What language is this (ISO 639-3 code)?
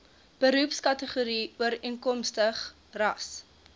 afr